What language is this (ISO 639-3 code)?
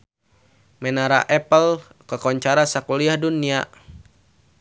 sun